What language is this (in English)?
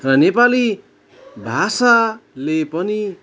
Nepali